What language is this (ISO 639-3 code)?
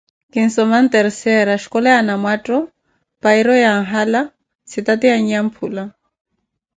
eko